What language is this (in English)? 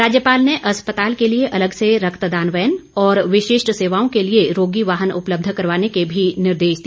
Hindi